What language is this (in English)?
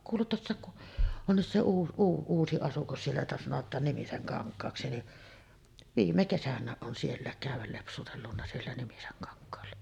Finnish